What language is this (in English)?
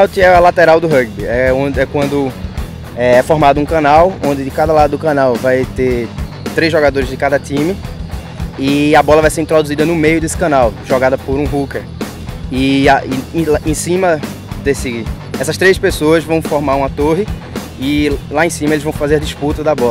Portuguese